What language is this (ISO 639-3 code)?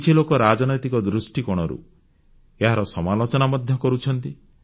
ori